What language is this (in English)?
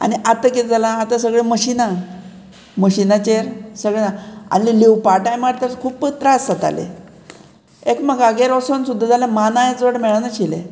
Konkani